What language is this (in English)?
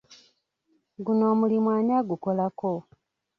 Ganda